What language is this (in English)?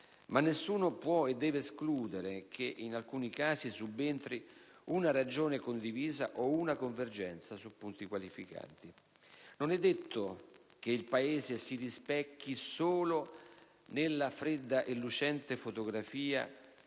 Italian